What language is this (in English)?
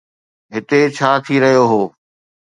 Sindhi